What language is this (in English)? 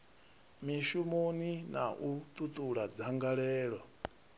Venda